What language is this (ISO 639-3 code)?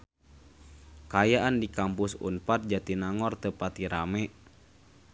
sun